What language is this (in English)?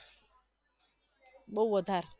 Gujarati